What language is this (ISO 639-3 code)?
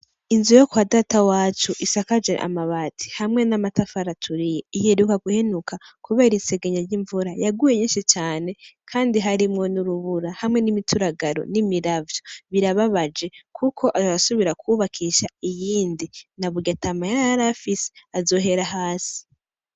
run